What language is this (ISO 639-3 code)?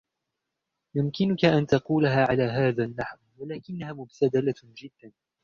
ara